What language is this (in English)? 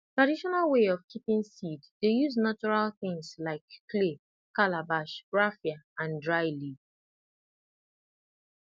Nigerian Pidgin